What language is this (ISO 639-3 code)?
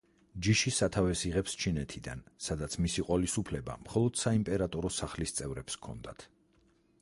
kat